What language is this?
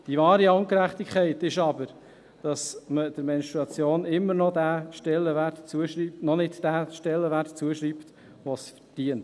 Swiss German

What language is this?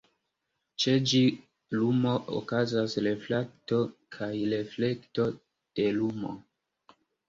Esperanto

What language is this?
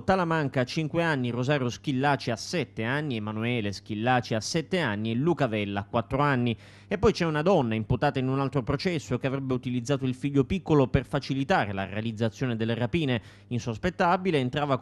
Italian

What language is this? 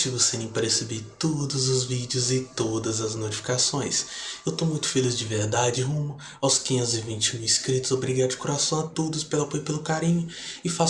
Portuguese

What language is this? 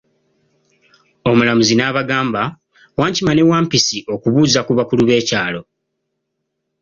Ganda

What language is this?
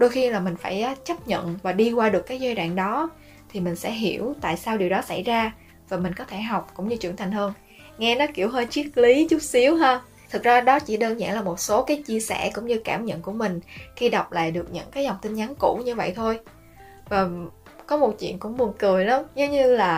Vietnamese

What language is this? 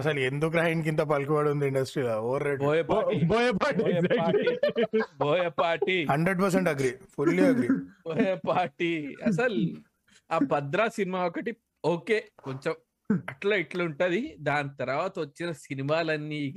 Telugu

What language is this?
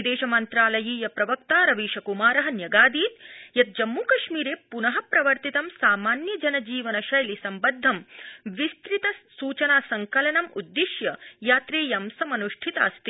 Sanskrit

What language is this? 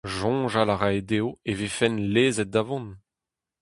Breton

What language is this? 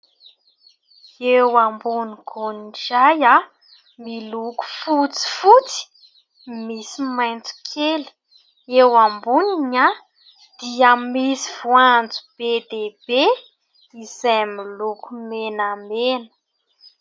Malagasy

